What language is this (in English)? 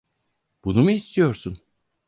Turkish